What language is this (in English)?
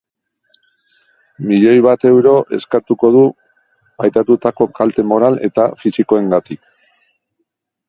Basque